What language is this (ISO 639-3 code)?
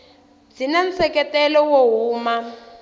tso